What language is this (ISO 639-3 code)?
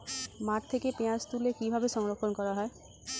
ben